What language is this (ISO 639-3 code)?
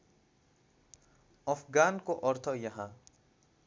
nep